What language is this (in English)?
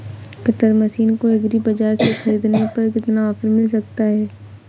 Hindi